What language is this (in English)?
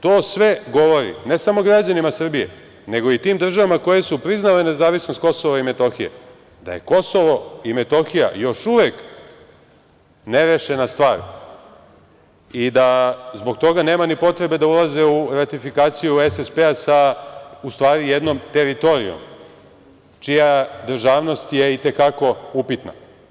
Serbian